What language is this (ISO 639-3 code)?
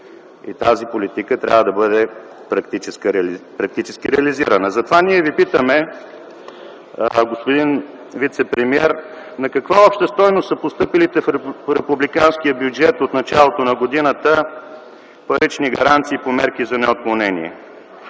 bul